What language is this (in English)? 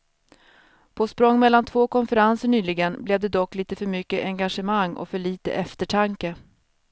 Swedish